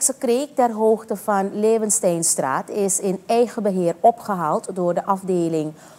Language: Dutch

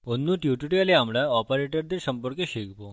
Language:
Bangla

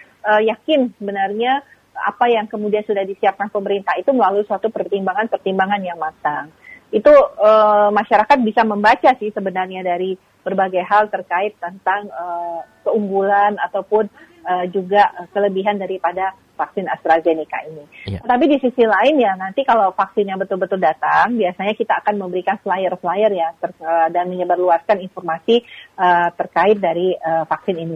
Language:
Indonesian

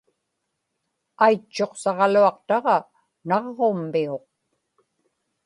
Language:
Inupiaq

